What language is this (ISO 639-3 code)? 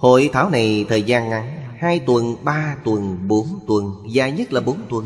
vie